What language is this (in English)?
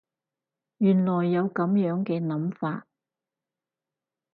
Cantonese